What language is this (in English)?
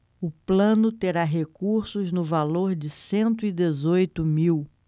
Portuguese